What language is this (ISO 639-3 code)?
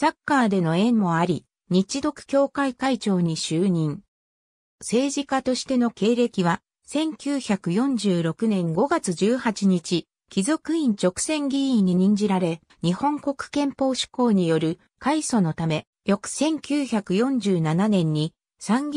jpn